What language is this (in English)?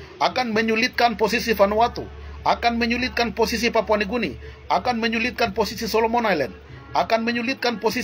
Indonesian